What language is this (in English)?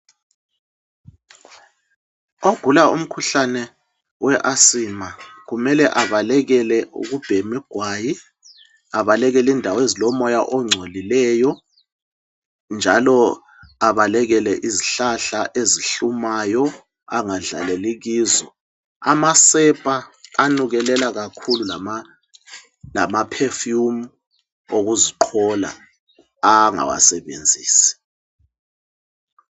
North Ndebele